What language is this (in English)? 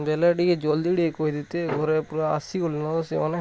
Odia